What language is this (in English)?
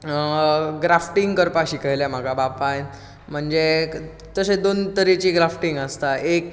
Konkani